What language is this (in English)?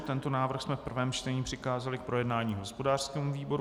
Czech